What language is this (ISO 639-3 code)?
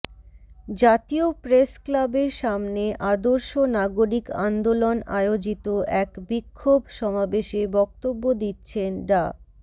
ben